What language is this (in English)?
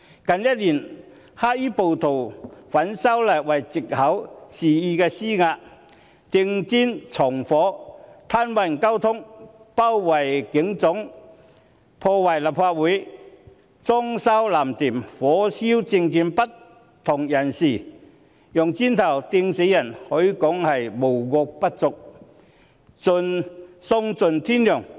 Cantonese